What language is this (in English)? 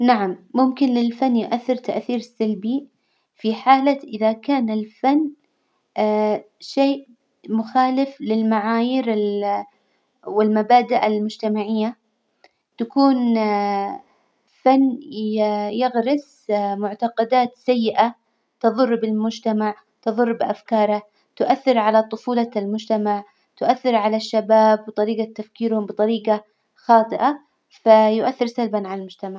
Hijazi Arabic